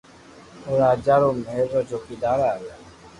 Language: Loarki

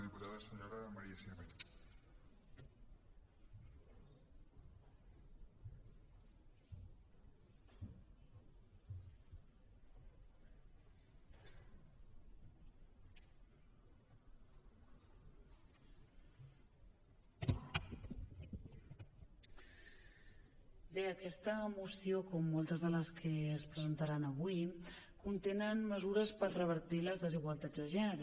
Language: Catalan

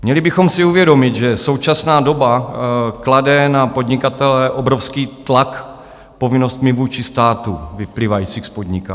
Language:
Czech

